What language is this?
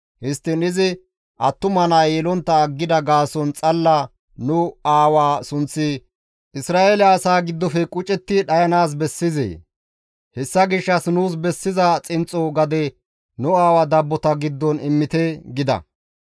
Gamo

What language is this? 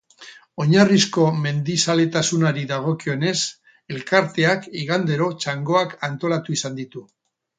Basque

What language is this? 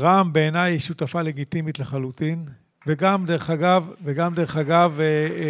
Hebrew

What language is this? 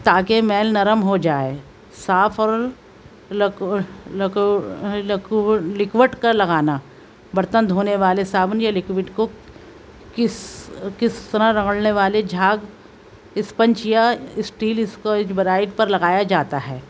Urdu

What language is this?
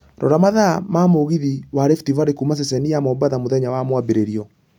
Kikuyu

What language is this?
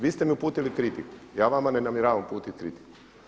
Croatian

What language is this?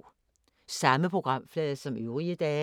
Danish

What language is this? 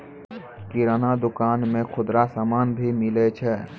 Maithili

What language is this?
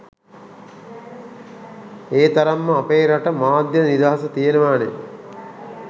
Sinhala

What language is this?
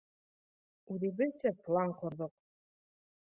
Bashkir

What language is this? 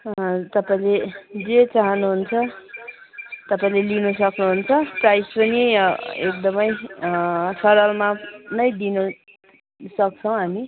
Nepali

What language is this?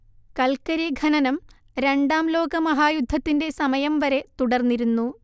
Malayalam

